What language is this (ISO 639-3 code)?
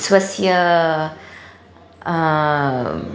san